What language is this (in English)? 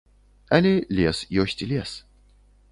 Belarusian